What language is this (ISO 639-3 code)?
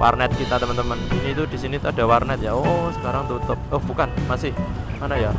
ind